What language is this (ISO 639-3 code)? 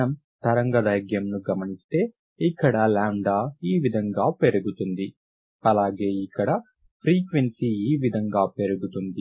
tel